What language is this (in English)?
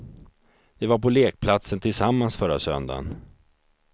Swedish